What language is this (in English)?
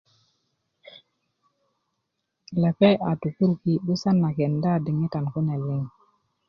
Kuku